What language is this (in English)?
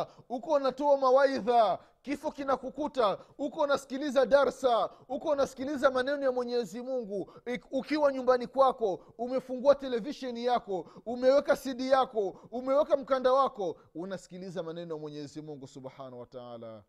Swahili